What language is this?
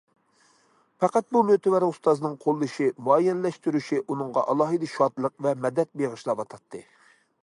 Uyghur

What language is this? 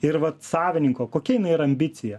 Lithuanian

